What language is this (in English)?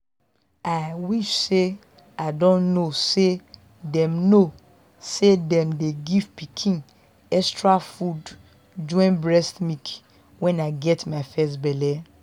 Nigerian Pidgin